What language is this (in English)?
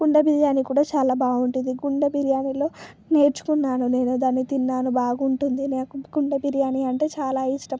Telugu